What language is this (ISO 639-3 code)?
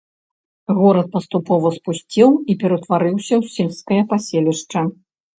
bel